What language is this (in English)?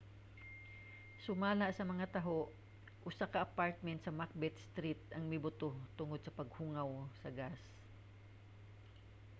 Cebuano